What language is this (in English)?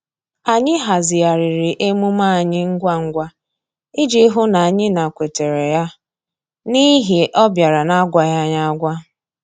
Igbo